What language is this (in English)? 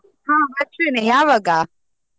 Kannada